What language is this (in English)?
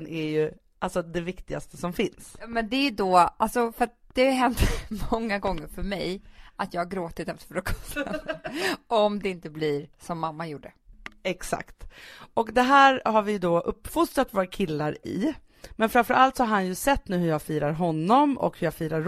Swedish